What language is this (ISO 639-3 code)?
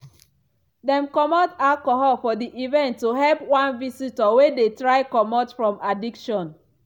pcm